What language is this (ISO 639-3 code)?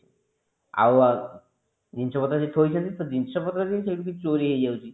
ori